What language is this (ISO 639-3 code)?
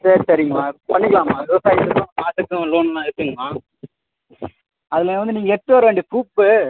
tam